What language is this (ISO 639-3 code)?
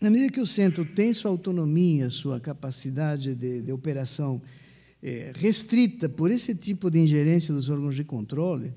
por